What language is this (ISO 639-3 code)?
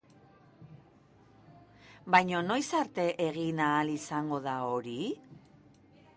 eus